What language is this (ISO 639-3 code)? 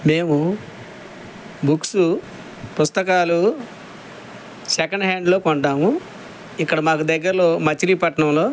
tel